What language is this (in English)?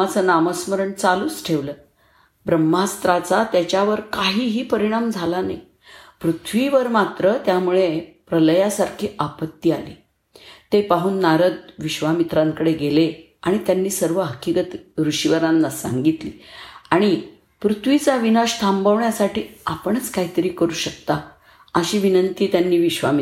Marathi